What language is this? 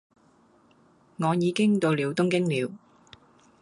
Cantonese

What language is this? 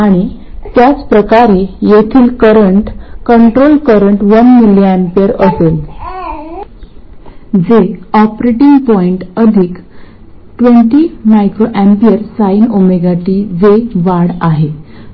Marathi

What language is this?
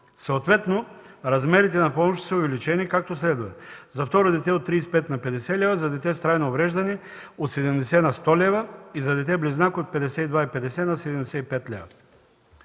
Bulgarian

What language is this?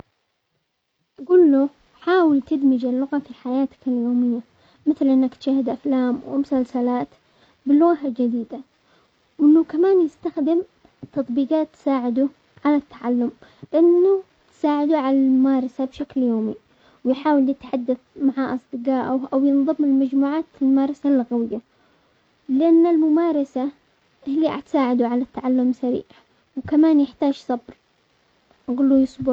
Omani Arabic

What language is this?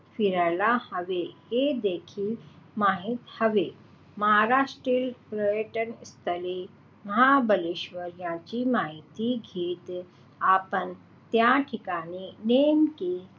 Marathi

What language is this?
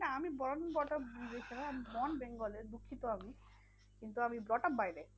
Bangla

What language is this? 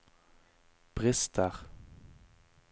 Norwegian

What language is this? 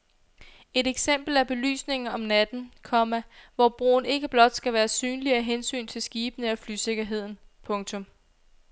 Danish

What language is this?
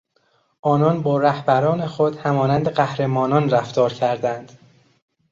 Persian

